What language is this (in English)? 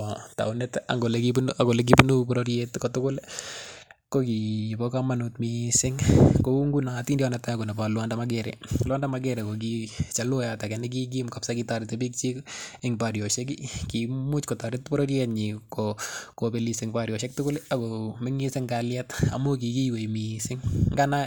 Kalenjin